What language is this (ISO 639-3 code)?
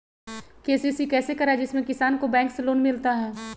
mag